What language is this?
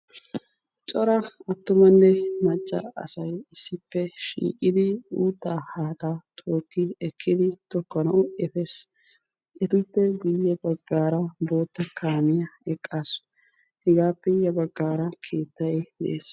Wolaytta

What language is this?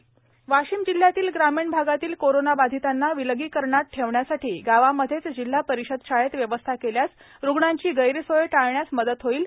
Marathi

